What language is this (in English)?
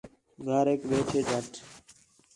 Khetrani